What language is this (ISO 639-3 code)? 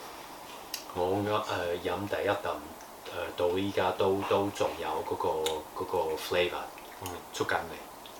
zho